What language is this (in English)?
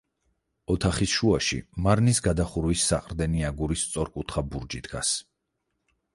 Georgian